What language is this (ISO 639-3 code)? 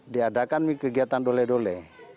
ind